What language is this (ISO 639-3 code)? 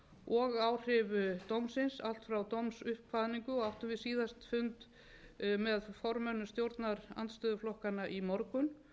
isl